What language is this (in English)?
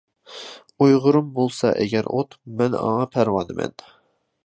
Uyghur